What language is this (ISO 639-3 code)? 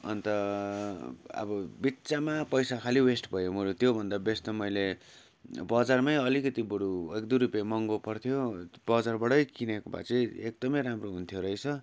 nep